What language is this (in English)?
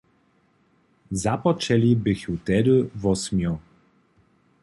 Upper Sorbian